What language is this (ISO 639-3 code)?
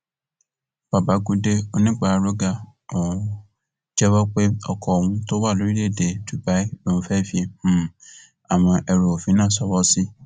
yor